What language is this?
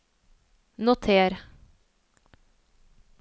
Norwegian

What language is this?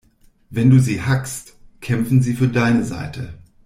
German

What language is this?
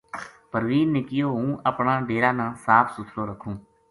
Gujari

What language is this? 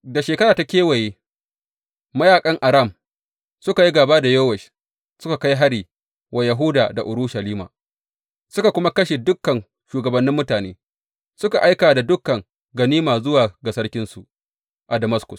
Hausa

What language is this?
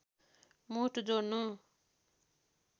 Nepali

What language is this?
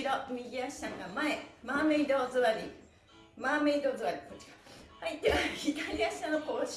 Japanese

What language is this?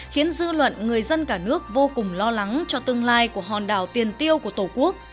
Vietnamese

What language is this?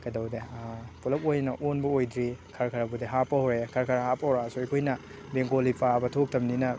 Manipuri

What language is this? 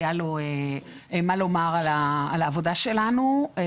Hebrew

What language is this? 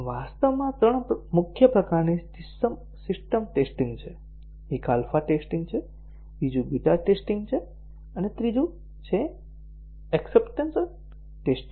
Gujarati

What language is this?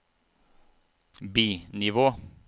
Norwegian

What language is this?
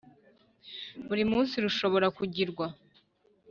Kinyarwanda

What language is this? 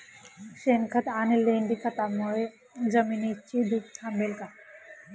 Marathi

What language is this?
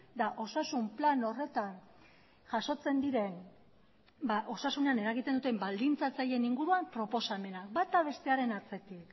Basque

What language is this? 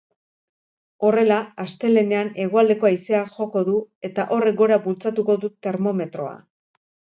Basque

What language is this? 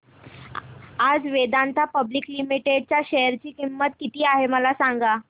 Marathi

